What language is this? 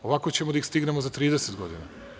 Serbian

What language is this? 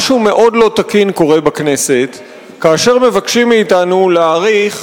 Hebrew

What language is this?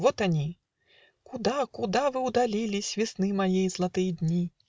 Russian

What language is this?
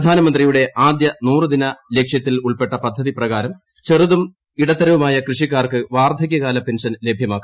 Malayalam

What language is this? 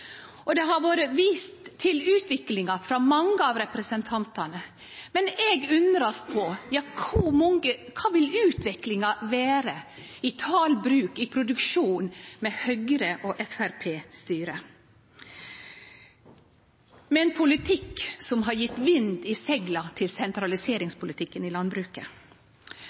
Norwegian Nynorsk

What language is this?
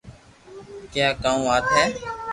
Loarki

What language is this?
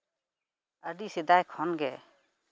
Santali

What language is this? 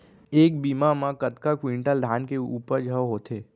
Chhattisgarhi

